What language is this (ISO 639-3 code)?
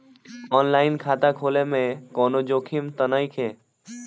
bho